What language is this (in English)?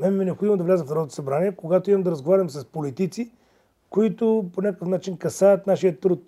Bulgarian